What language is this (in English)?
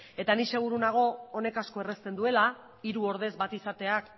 Basque